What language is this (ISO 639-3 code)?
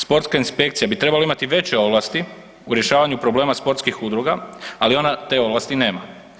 hrv